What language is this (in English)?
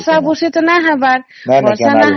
Odia